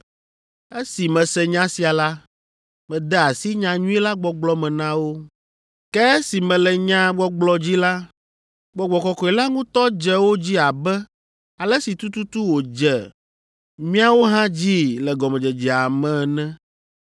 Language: Ewe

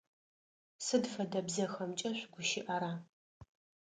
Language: Adyghe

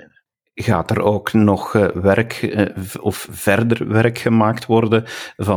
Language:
Dutch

